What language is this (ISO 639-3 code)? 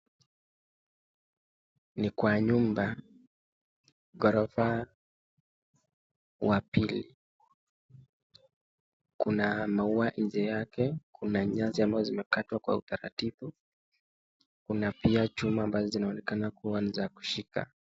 swa